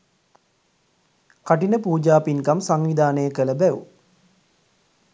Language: Sinhala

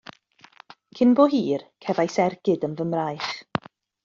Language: Welsh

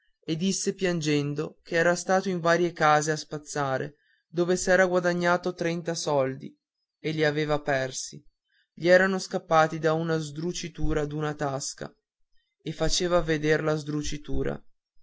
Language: Italian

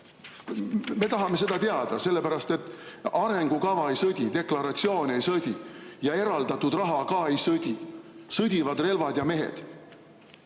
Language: Estonian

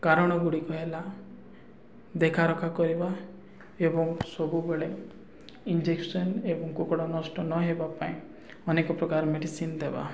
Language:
Odia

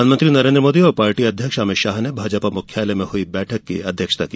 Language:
Hindi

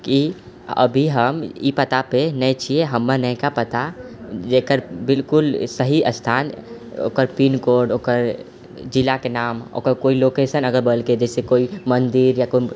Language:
Maithili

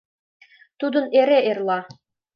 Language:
Mari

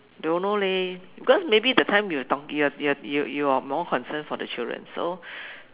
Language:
English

